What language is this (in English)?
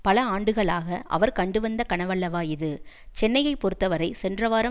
Tamil